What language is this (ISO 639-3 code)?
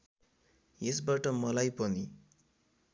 nep